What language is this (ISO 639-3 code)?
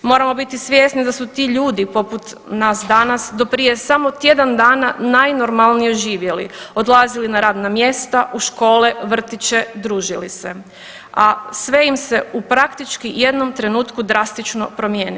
hrv